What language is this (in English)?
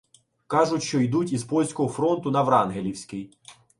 Ukrainian